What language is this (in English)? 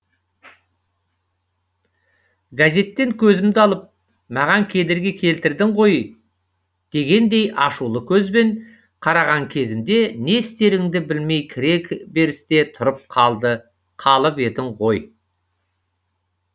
Kazakh